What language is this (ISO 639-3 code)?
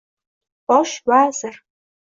uzb